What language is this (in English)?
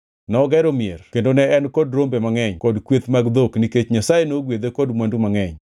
Luo (Kenya and Tanzania)